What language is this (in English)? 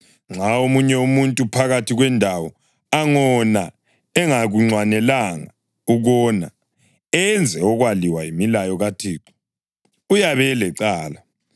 North Ndebele